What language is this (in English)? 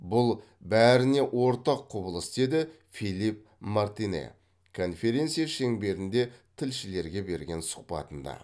Kazakh